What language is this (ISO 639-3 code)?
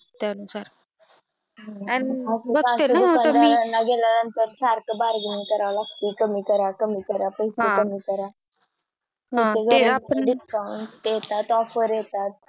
mar